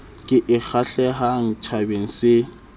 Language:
Southern Sotho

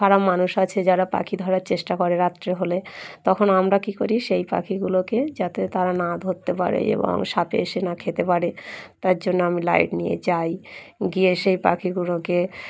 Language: Bangla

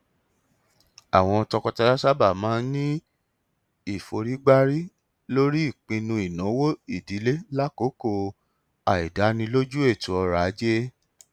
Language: Yoruba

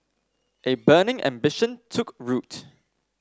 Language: English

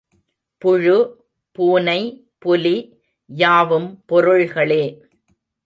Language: Tamil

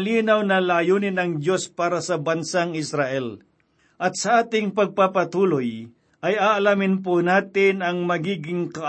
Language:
Filipino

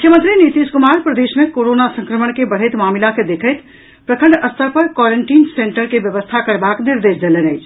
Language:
Maithili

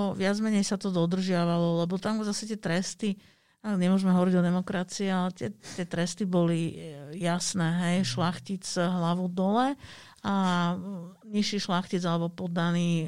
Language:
Slovak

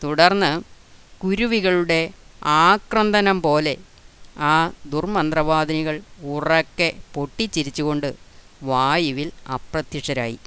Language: Malayalam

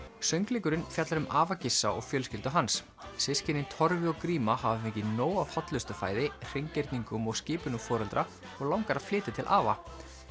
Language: Icelandic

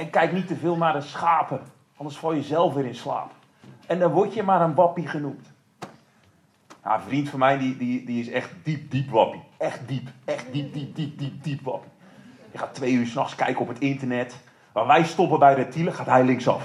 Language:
Dutch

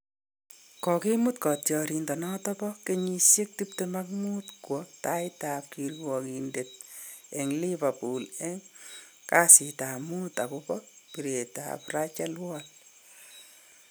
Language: Kalenjin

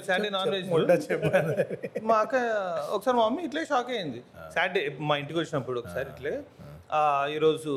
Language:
Telugu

